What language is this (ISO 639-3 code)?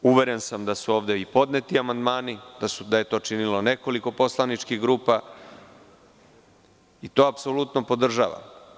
srp